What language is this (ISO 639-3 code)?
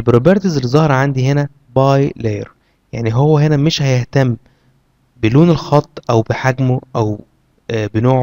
ara